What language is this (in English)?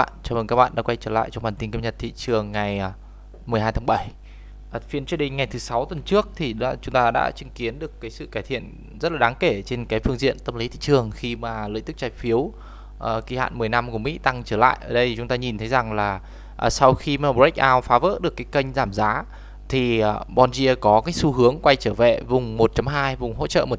Vietnamese